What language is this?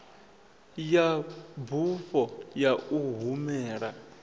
Venda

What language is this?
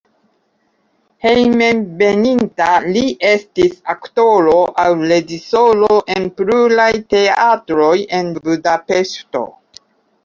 Esperanto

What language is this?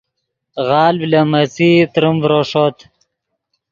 Yidgha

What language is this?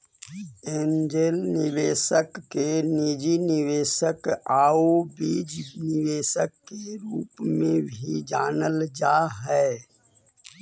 Magahi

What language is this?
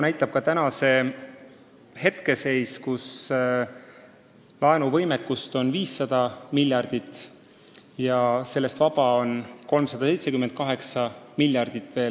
Estonian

